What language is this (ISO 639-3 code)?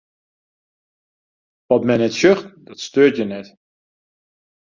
fry